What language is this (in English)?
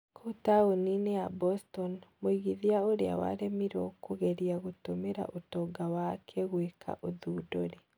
Kikuyu